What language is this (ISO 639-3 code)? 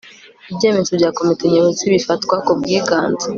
kin